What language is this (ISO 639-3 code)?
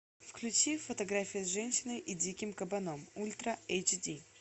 rus